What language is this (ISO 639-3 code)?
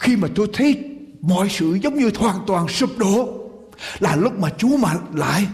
vie